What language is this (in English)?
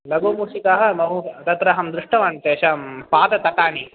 Sanskrit